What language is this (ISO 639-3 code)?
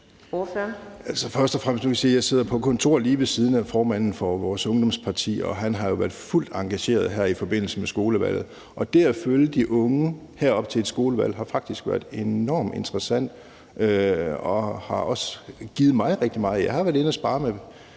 dan